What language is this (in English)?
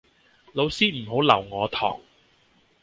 Cantonese